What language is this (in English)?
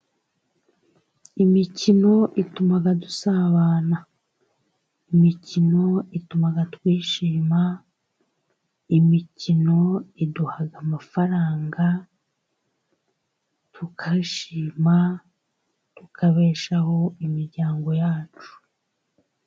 Kinyarwanda